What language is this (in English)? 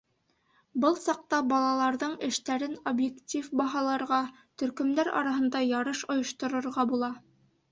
Bashkir